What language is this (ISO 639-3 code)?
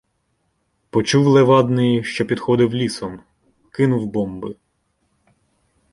ukr